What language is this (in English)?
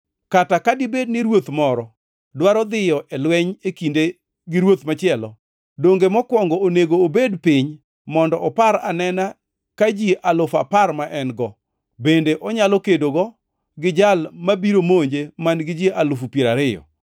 Luo (Kenya and Tanzania)